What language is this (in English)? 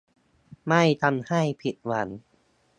Thai